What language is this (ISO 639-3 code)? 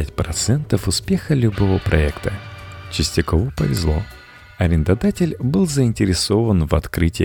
rus